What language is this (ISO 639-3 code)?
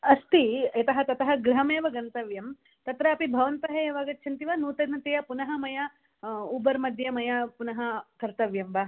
san